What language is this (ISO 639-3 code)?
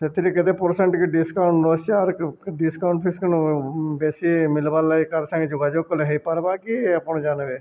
ori